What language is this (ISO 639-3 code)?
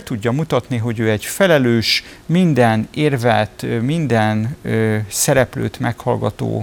hun